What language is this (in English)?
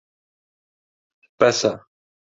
Central Kurdish